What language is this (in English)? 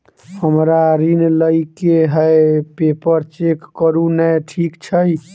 Maithili